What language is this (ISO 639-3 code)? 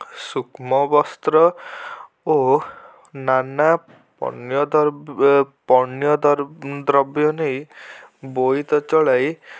ori